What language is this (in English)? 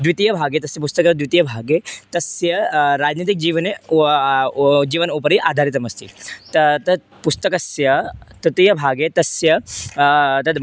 Sanskrit